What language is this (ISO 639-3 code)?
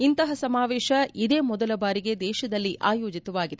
kan